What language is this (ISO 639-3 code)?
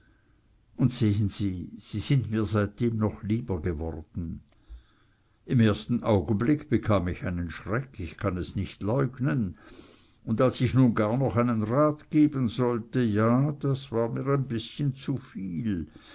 deu